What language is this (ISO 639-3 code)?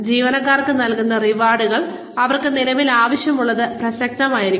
mal